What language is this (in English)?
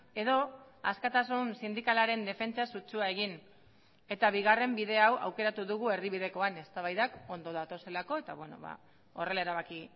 Basque